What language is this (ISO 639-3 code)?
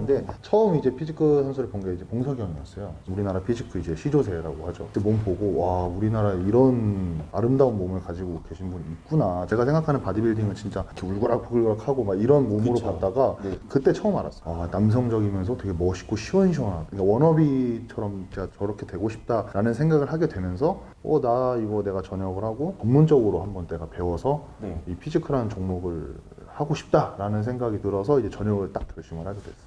kor